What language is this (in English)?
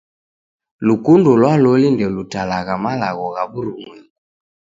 Taita